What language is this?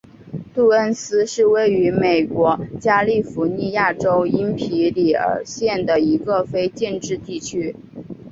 Chinese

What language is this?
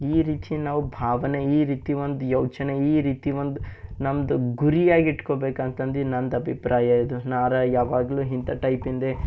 Kannada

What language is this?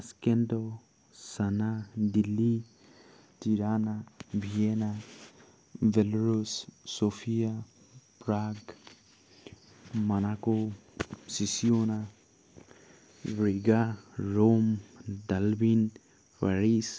Assamese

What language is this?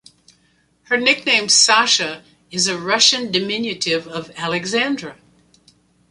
English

